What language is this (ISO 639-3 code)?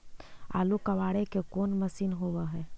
mag